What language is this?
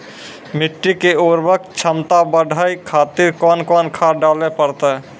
Maithili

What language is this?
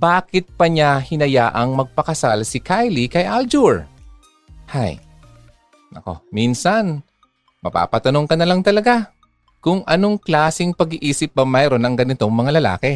Filipino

